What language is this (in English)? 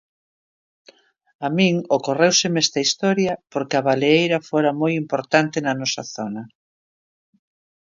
Galician